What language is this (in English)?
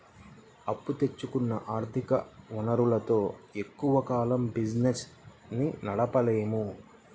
Telugu